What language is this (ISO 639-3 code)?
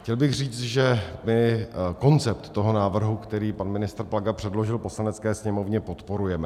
ces